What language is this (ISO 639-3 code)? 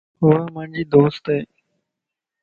lss